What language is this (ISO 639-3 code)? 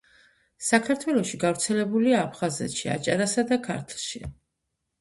kat